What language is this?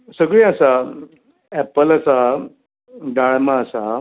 Konkani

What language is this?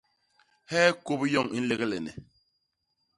Basaa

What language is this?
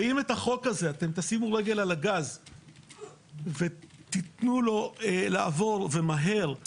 Hebrew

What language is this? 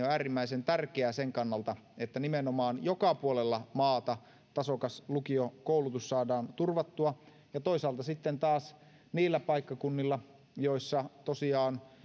Finnish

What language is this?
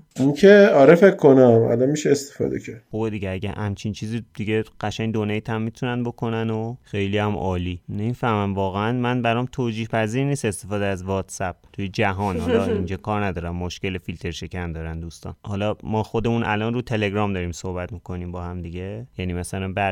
Persian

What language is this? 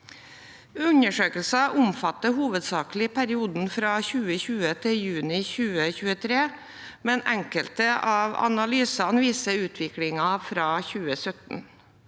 Norwegian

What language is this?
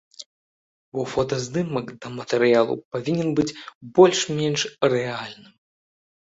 Belarusian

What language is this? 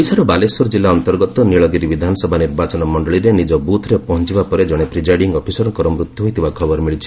Odia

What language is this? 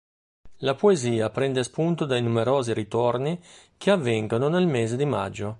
Italian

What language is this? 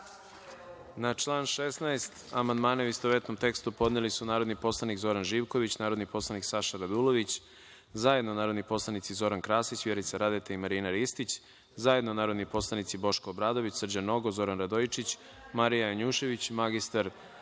Serbian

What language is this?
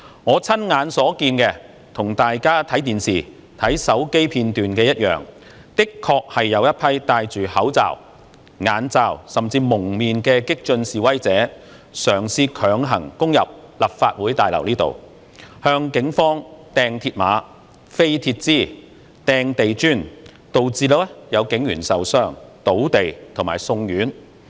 Cantonese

